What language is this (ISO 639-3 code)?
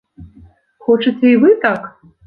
bel